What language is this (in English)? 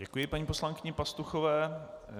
Czech